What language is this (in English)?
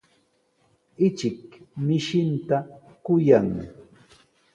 Sihuas Ancash Quechua